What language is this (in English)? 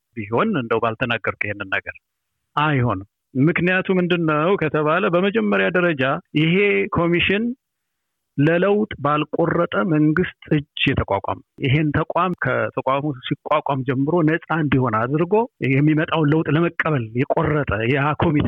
Amharic